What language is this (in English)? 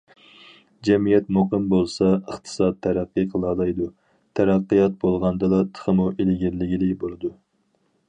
Uyghur